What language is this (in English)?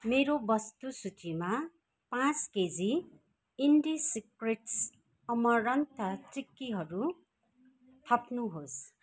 Nepali